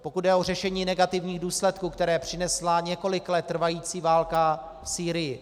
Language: Czech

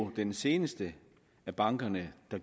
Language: Danish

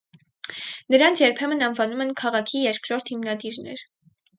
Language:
Armenian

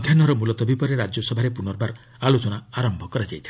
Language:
Odia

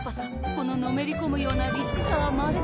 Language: Japanese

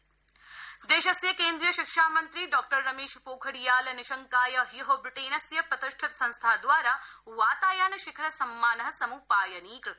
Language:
Sanskrit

